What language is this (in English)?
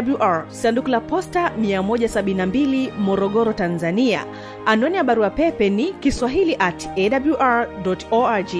Swahili